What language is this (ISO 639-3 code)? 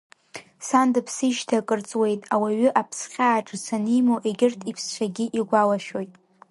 abk